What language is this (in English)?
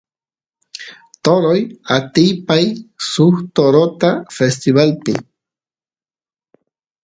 Santiago del Estero Quichua